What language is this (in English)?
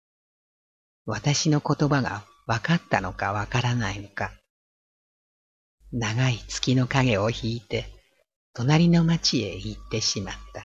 Japanese